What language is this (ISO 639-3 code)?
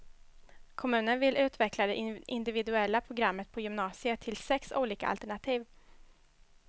swe